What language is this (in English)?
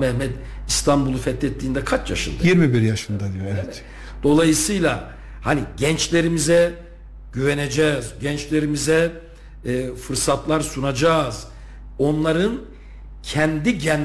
Turkish